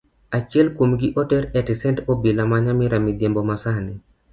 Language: Luo (Kenya and Tanzania)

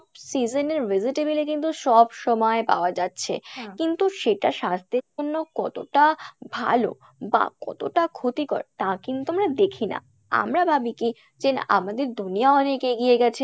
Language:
Bangla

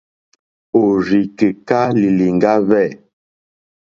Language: Mokpwe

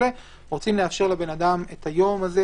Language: Hebrew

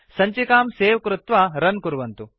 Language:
Sanskrit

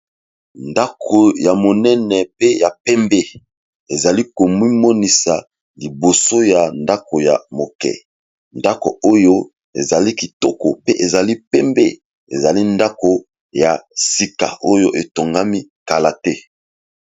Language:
Lingala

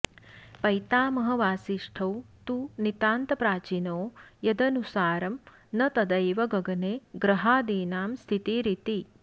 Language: Sanskrit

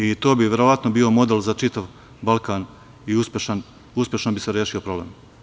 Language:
Serbian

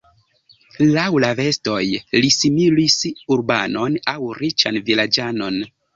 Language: Esperanto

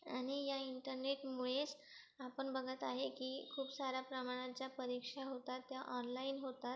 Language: Marathi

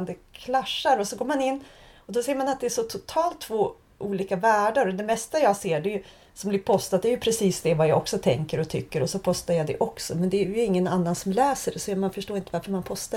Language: Swedish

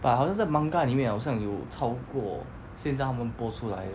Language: English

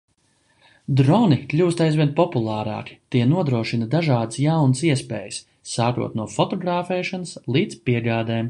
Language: Latvian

